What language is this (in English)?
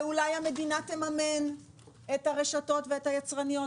Hebrew